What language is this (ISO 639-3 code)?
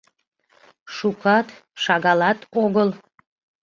chm